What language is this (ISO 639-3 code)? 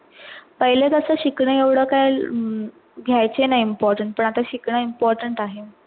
mar